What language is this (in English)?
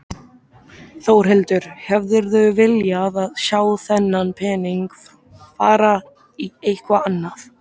Icelandic